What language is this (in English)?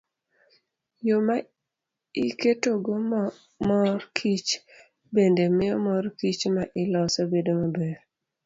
Luo (Kenya and Tanzania)